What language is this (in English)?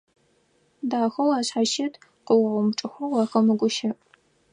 Adyghe